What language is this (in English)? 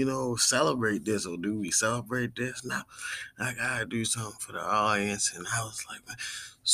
English